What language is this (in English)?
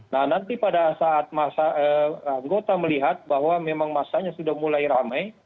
Indonesian